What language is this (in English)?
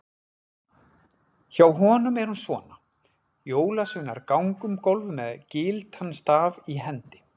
Icelandic